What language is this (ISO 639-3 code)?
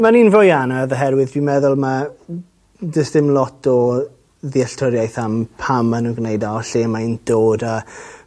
cym